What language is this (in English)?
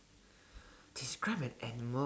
English